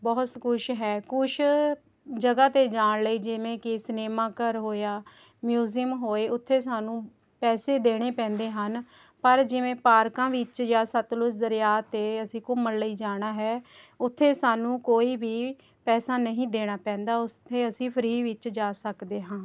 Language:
Punjabi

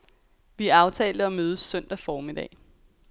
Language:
Danish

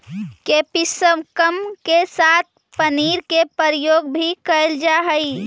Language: Magahi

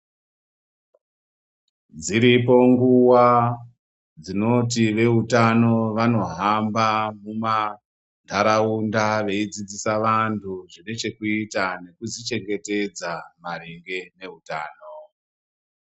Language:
Ndau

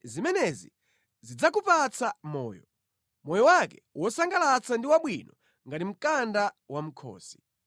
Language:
Nyanja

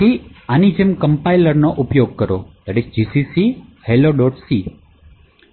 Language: Gujarati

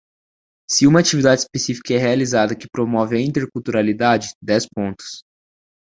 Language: Portuguese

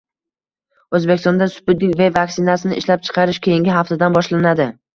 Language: Uzbek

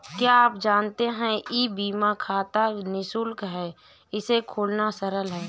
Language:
Hindi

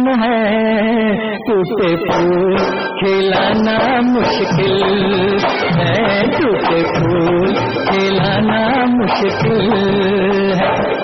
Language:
Arabic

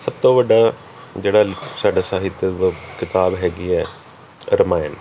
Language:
Punjabi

